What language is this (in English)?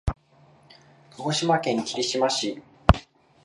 Japanese